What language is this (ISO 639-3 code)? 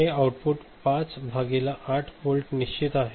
mar